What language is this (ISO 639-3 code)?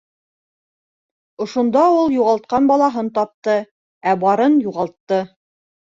bak